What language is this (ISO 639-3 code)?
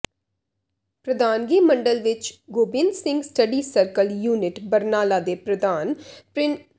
pan